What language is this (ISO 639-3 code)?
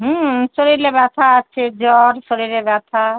ben